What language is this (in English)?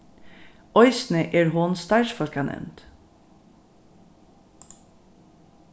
Faroese